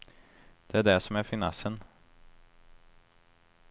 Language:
Swedish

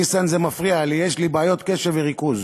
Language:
Hebrew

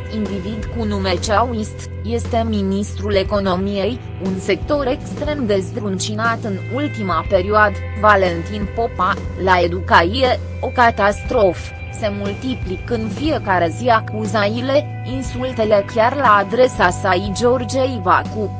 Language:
Romanian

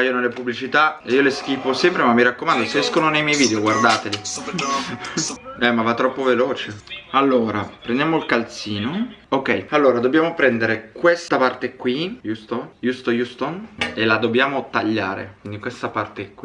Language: Italian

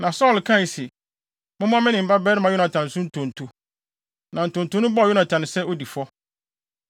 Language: Akan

